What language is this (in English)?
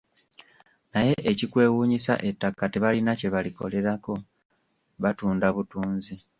Ganda